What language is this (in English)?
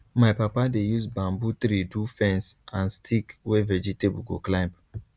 Nigerian Pidgin